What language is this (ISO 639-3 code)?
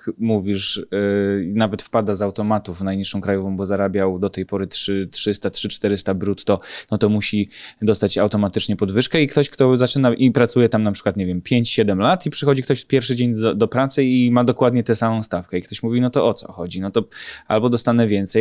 pol